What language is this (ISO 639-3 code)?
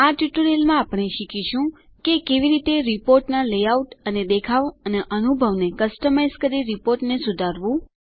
guj